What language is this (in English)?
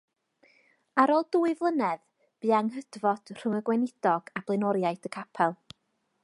Welsh